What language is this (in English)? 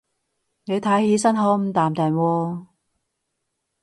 Cantonese